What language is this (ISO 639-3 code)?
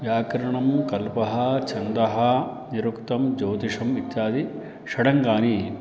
san